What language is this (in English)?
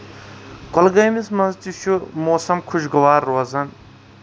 Kashmiri